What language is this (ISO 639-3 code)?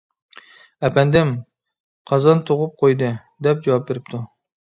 uig